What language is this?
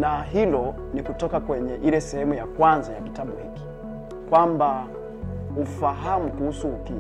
Swahili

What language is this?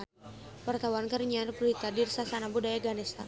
Sundanese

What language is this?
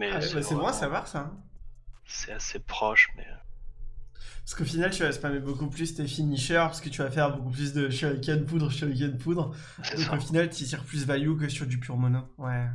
French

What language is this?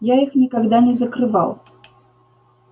Russian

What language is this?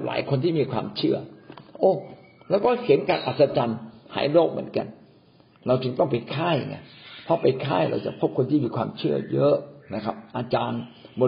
Thai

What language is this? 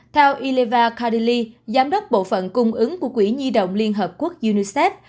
Vietnamese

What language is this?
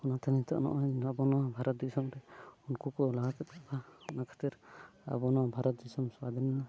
Santali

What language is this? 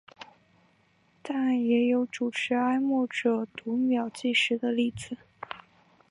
Chinese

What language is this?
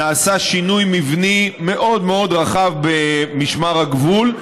Hebrew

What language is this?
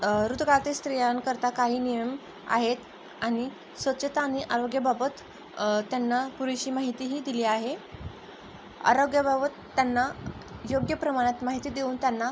Marathi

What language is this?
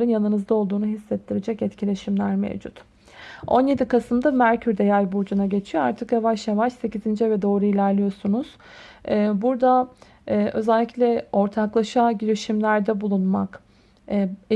Turkish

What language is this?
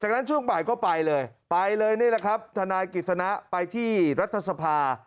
Thai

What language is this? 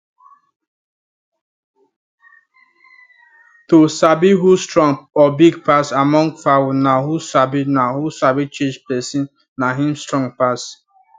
Nigerian Pidgin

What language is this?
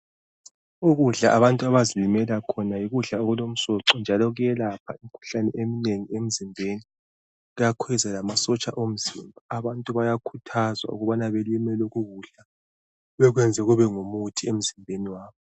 North Ndebele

